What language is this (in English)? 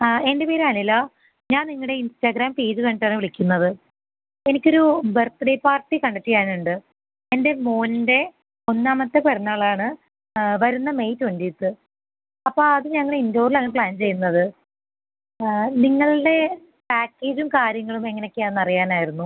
Malayalam